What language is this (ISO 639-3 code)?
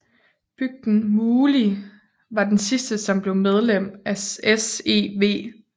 dan